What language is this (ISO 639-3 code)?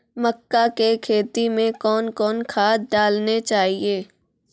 mai